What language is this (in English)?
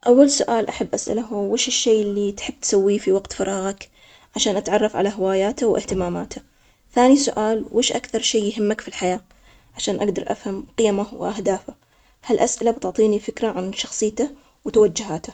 Omani Arabic